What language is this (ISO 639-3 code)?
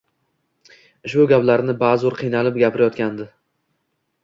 uzb